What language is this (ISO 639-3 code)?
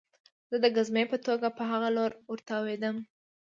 pus